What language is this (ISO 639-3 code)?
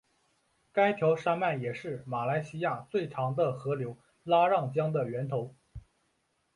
zho